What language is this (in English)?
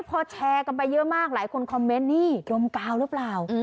Thai